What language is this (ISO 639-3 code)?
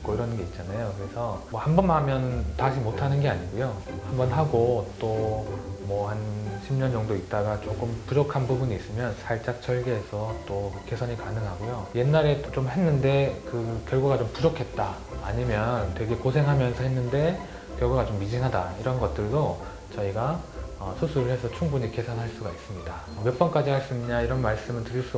kor